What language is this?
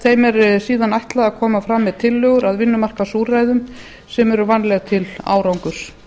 Icelandic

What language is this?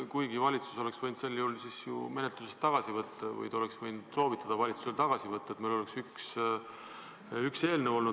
Estonian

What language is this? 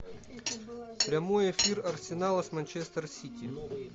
Russian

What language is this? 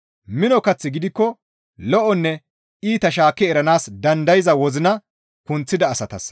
Gamo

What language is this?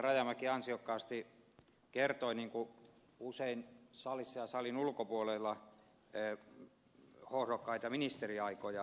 Finnish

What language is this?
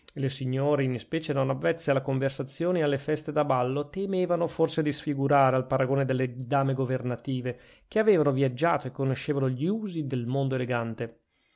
Italian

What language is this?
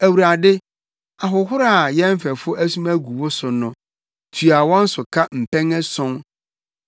Akan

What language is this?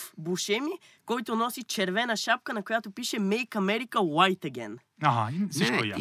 Bulgarian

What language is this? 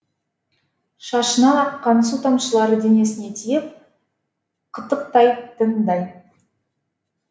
Kazakh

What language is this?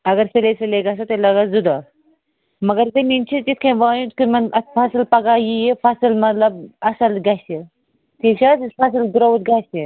Kashmiri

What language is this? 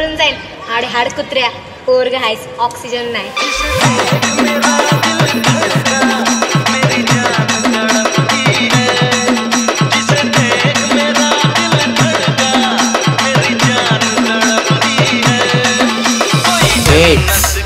Hindi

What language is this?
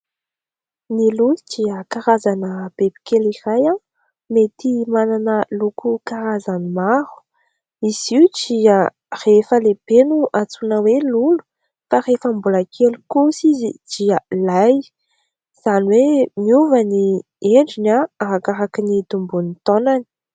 Malagasy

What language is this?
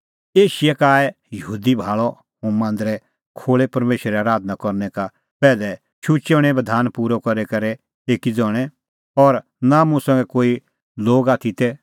Kullu Pahari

